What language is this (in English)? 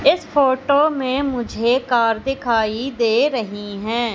Hindi